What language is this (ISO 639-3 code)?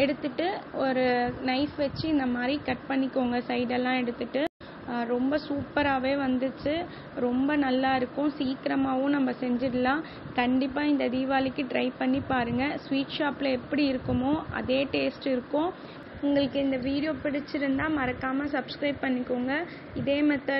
hin